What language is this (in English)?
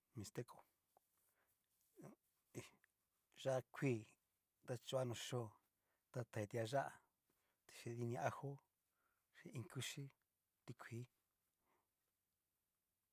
Cacaloxtepec Mixtec